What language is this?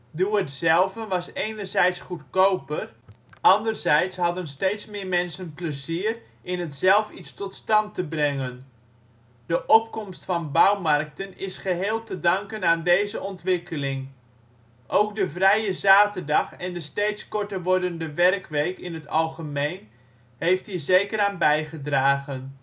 Dutch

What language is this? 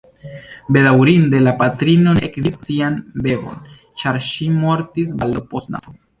Esperanto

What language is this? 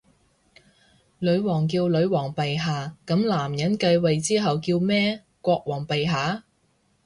Cantonese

